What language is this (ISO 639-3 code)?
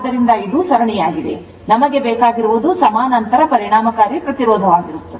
kan